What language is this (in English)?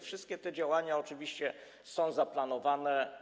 Polish